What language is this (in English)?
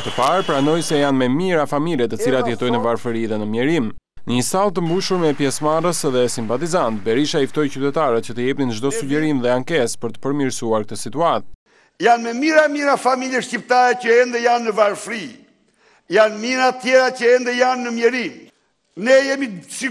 Romanian